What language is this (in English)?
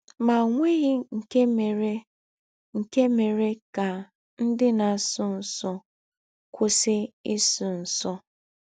Igbo